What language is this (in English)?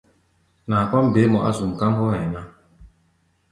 Gbaya